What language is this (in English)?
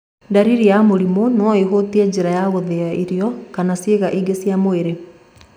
Kikuyu